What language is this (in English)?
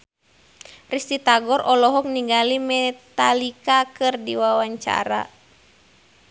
Sundanese